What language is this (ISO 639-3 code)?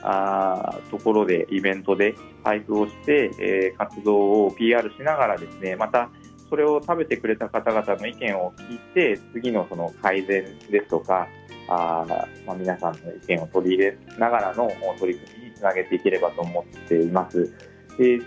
jpn